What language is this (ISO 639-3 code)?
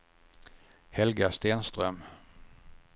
swe